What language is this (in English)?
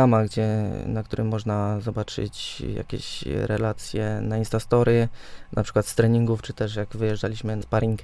Polish